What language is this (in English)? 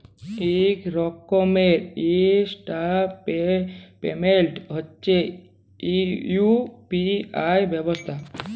Bangla